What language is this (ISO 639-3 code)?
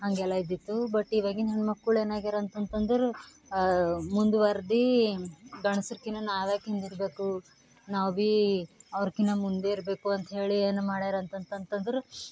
kan